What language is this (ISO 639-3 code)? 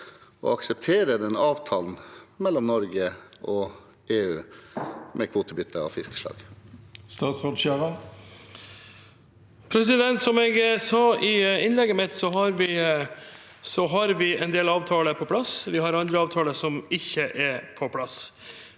nor